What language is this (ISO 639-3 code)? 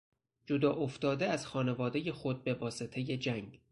fas